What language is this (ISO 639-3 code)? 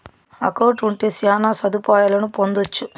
tel